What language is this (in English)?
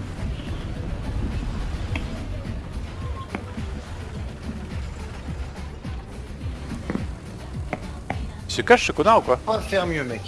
French